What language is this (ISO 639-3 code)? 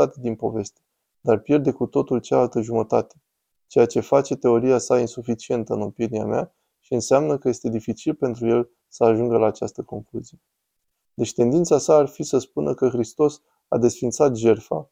ron